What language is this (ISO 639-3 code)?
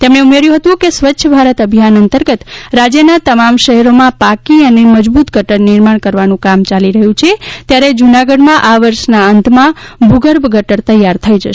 guj